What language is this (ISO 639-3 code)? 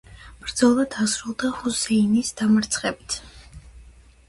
kat